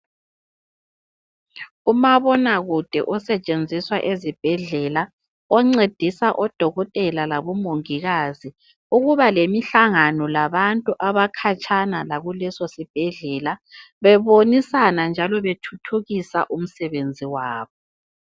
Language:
North Ndebele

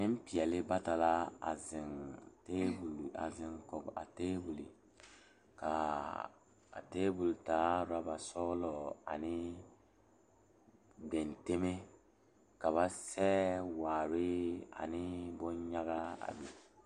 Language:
Southern Dagaare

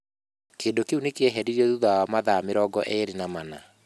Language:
Kikuyu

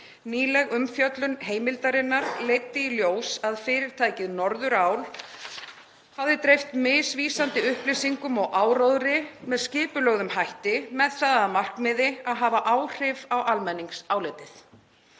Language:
Icelandic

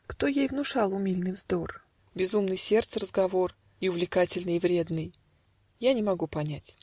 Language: Russian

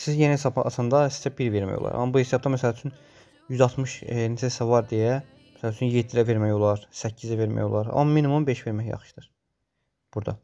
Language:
Turkish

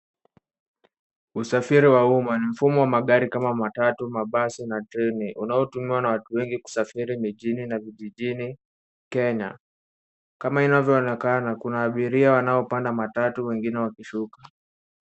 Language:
Swahili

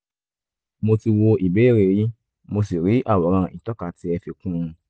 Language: Yoruba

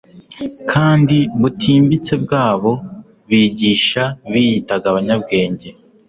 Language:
Kinyarwanda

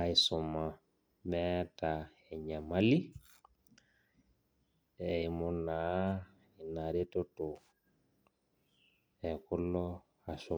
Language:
Masai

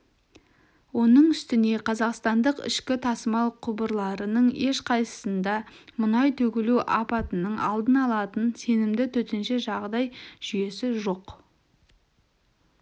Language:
Kazakh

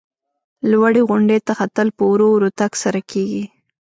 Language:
Pashto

